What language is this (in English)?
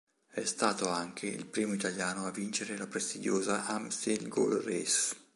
Italian